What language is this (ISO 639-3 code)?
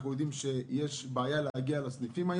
heb